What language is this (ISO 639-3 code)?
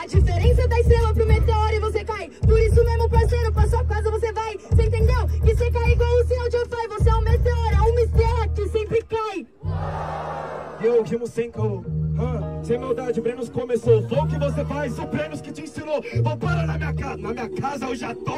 por